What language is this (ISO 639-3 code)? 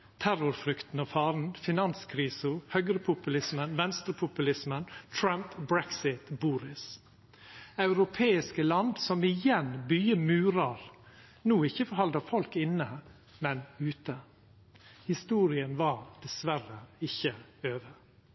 nno